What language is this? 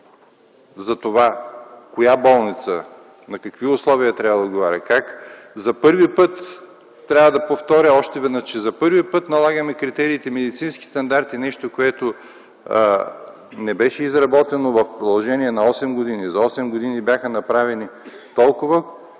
Bulgarian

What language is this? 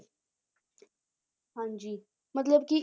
Punjabi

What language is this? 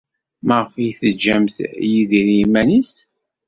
Kabyle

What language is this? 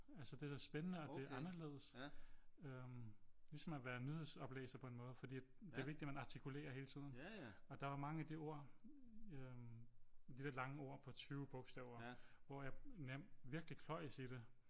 Danish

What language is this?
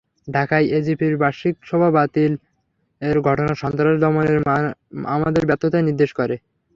Bangla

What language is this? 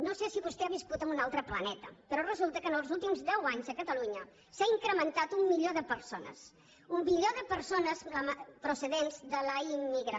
Catalan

